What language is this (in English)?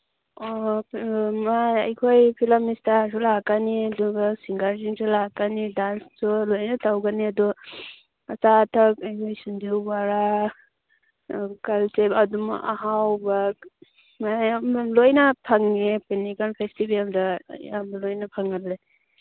Manipuri